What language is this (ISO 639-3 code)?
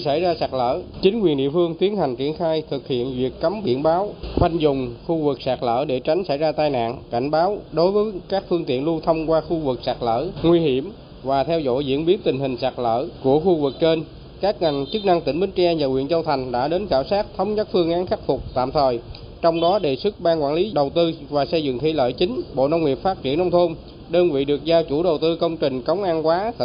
vie